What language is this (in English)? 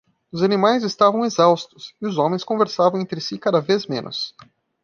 Portuguese